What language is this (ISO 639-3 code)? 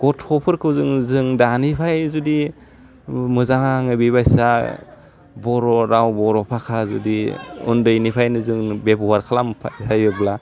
brx